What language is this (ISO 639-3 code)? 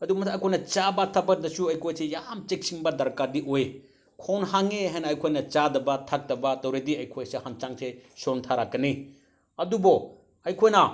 mni